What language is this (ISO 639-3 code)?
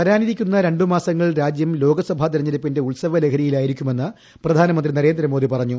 mal